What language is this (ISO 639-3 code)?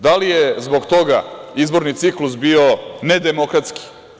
srp